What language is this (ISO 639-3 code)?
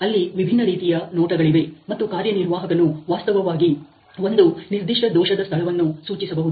kan